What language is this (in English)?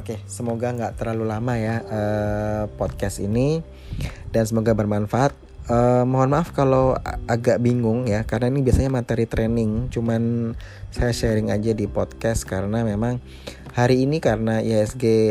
Indonesian